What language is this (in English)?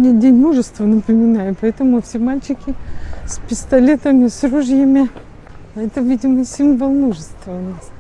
Russian